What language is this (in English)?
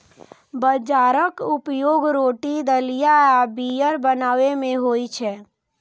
Maithili